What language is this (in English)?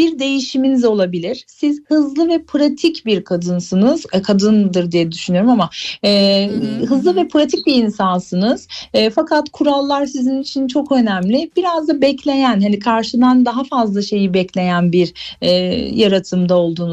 Turkish